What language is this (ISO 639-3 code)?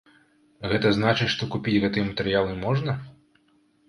bel